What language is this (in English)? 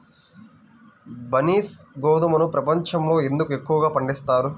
Telugu